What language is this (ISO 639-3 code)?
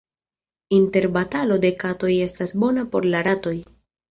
epo